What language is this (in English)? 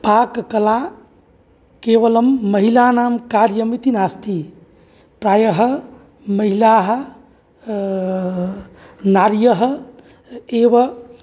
Sanskrit